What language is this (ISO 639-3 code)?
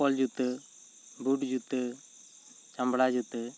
sat